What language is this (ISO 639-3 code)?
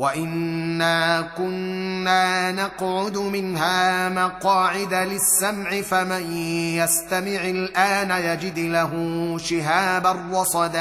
ara